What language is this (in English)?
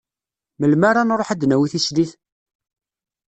Kabyle